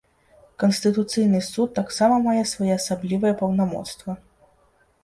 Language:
Belarusian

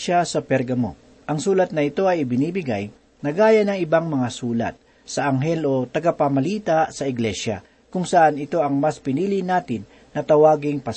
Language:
Filipino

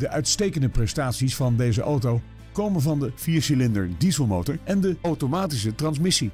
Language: Dutch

